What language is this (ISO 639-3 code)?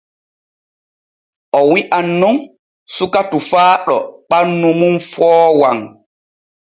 fue